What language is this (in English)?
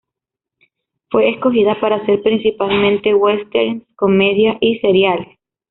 Spanish